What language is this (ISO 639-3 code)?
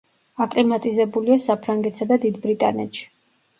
kat